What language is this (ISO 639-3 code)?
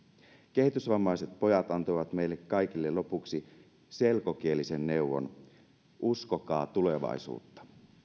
fin